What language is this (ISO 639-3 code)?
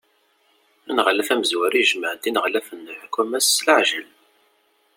kab